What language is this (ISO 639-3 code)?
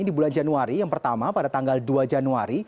ind